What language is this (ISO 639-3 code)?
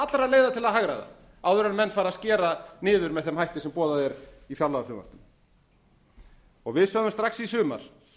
isl